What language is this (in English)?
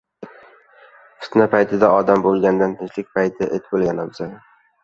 Uzbek